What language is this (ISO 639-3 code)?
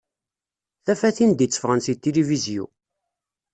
kab